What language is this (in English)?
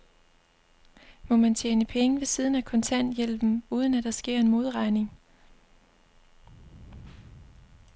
Danish